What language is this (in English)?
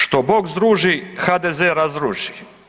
Croatian